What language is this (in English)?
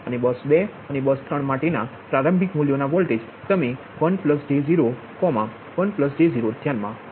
Gujarati